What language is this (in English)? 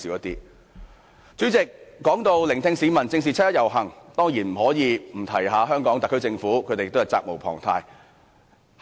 Cantonese